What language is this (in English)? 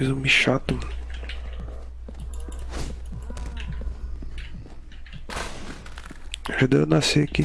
Portuguese